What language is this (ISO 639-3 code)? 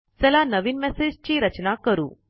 mar